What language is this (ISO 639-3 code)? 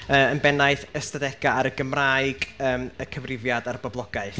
cym